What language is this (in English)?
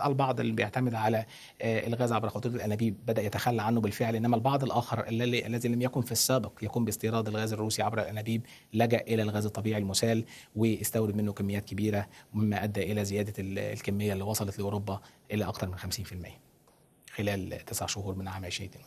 Arabic